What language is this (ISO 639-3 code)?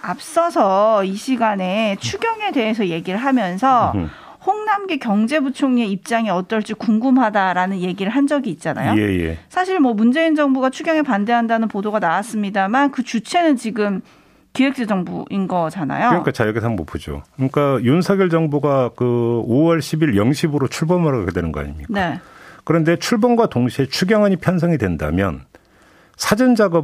kor